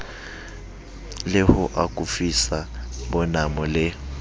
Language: Southern Sotho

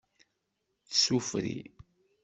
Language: Kabyle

